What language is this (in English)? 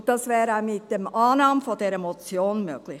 Swiss German